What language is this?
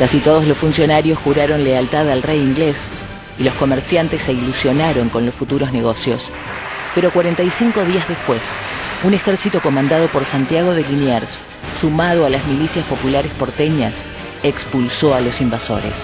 Spanish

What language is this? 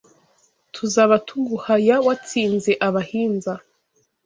Kinyarwanda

